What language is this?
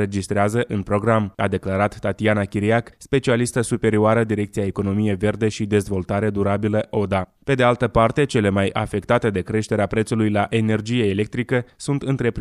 Romanian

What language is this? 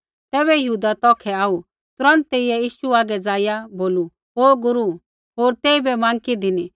Kullu Pahari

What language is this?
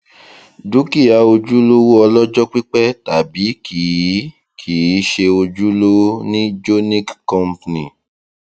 Yoruba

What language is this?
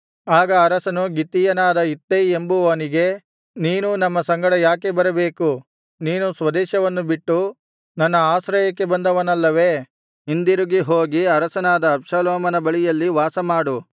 Kannada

